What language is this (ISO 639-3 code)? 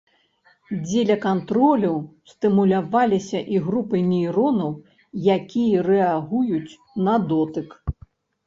bel